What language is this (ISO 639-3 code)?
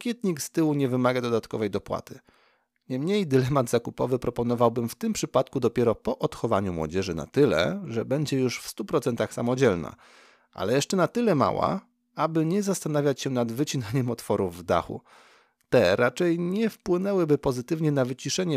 pol